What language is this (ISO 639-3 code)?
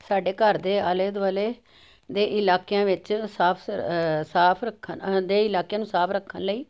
pan